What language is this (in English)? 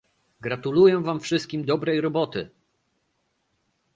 Polish